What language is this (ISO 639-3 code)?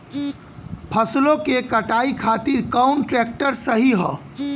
bho